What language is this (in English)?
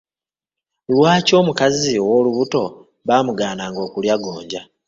Ganda